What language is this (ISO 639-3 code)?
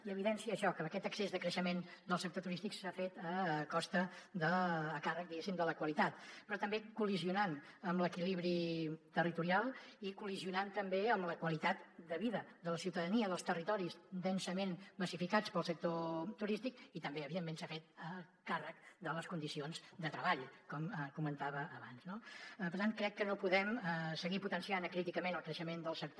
cat